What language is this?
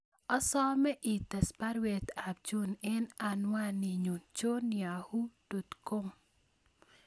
Kalenjin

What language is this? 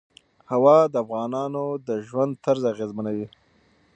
Pashto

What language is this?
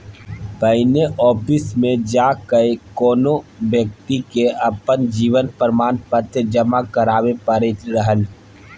Maithili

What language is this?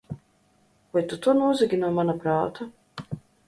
Latvian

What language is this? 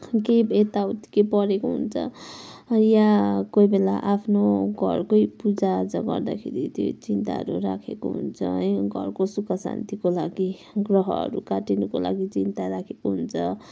Nepali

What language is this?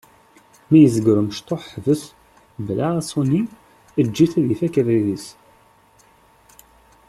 Kabyle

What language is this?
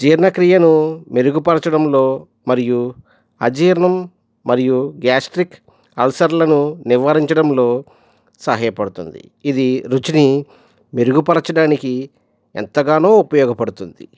Telugu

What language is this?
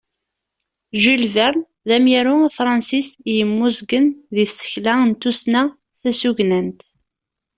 Kabyle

